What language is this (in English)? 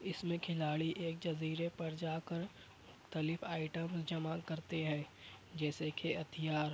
Urdu